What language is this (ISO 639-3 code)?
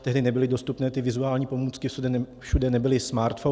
ces